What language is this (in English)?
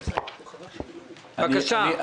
Hebrew